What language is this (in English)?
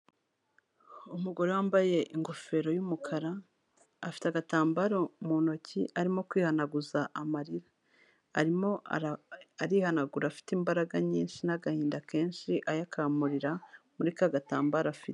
Kinyarwanda